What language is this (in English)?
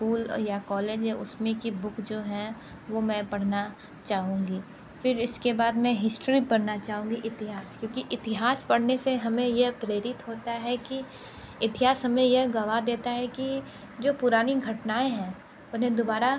Hindi